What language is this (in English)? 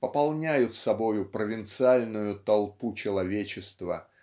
Russian